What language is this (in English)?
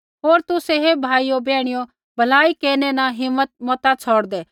Kullu Pahari